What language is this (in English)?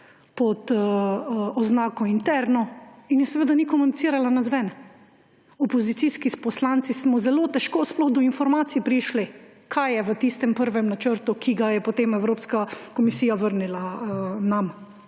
Slovenian